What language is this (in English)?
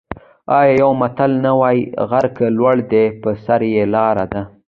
Pashto